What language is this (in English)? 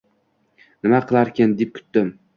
Uzbek